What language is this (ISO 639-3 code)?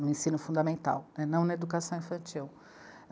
por